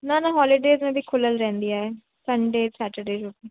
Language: Sindhi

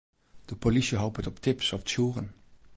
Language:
Western Frisian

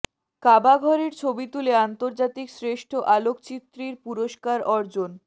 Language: Bangla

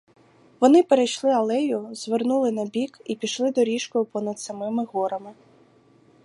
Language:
Ukrainian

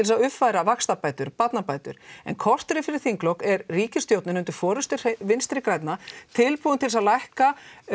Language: Icelandic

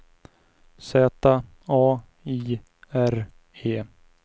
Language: Swedish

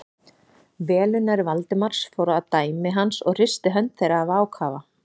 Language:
Icelandic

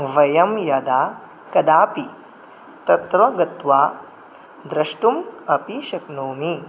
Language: Sanskrit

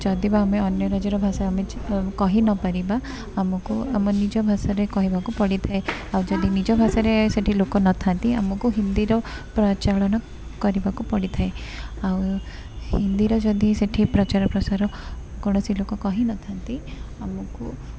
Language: Odia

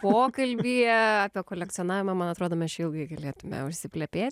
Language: Lithuanian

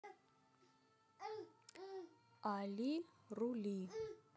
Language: Russian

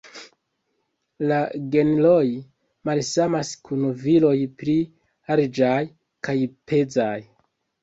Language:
Esperanto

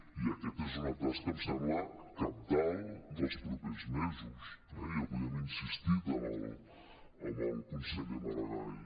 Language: Catalan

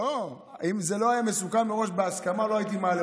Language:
Hebrew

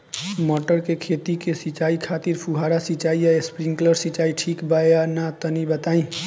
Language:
Bhojpuri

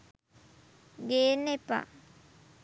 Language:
Sinhala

